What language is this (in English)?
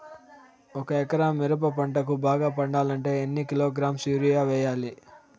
Telugu